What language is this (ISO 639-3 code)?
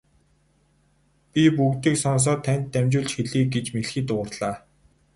mon